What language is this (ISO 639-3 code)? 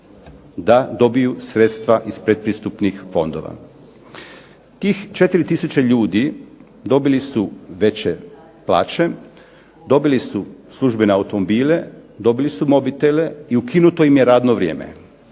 hrv